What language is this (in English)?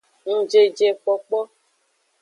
Aja (Benin)